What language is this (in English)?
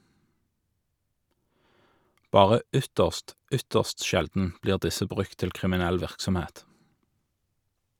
Norwegian